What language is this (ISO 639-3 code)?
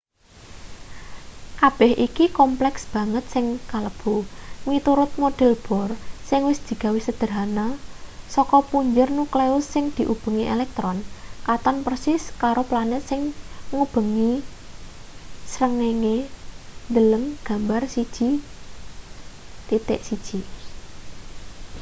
jav